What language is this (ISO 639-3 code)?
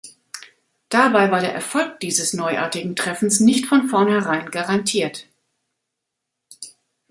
deu